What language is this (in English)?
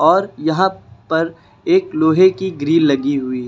Hindi